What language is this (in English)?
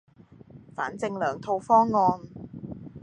Cantonese